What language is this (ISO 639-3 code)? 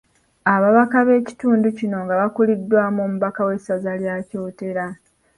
lug